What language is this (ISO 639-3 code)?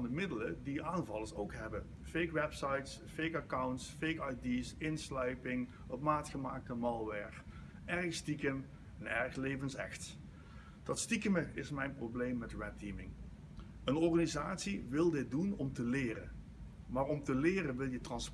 nld